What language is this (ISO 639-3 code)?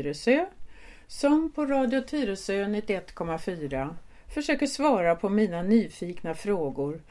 swe